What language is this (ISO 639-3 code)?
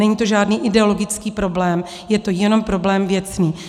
ces